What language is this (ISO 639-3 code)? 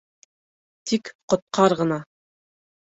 bak